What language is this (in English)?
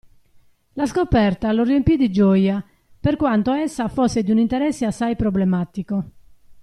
Italian